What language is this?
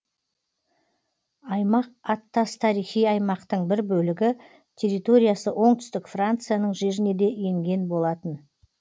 Kazakh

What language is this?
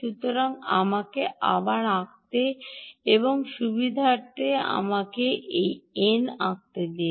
Bangla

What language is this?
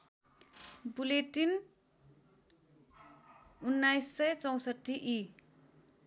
Nepali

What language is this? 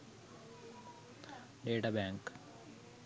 Sinhala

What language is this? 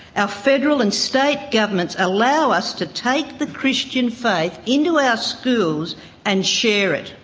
English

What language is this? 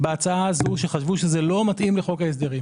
Hebrew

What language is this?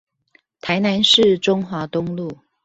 Chinese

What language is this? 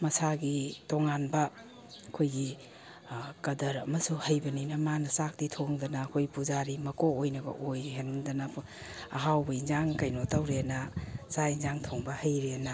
Manipuri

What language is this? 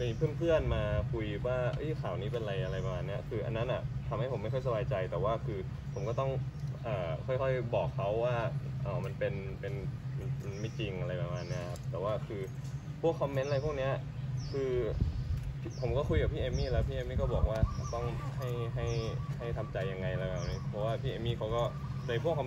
Thai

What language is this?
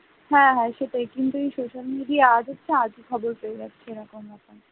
Bangla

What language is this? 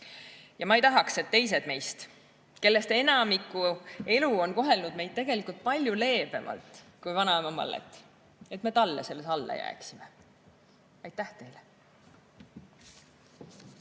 Estonian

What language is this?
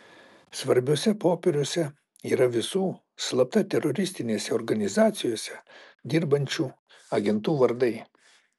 Lithuanian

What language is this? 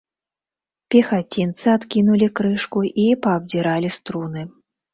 Belarusian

